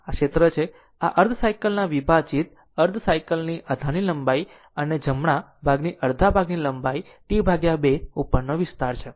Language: Gujarati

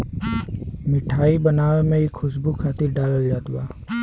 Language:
Bhojpuri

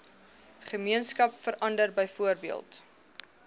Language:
Afrikaans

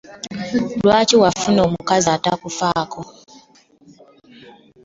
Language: Ganda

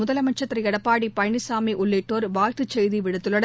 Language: Tamil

